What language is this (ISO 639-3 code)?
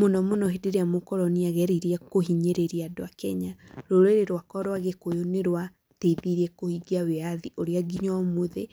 kik